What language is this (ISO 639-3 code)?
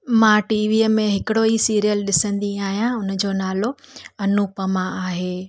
snd